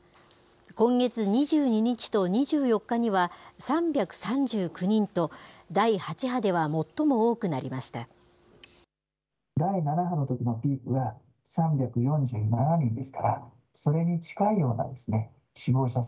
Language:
Japanese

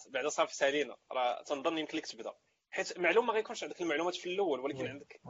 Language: Arabic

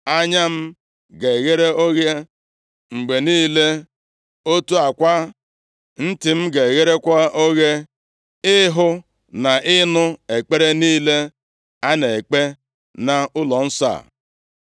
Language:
Igbo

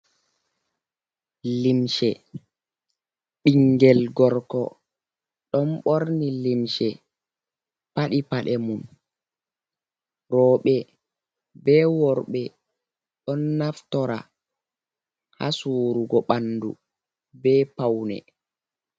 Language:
Fula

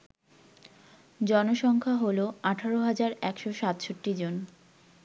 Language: Bangla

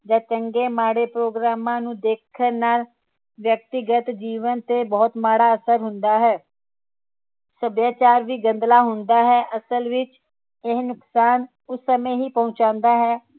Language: Punjabi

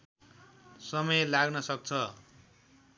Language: Nepali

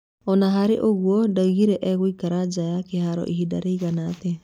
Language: Kikuyu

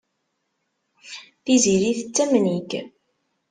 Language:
Kabyle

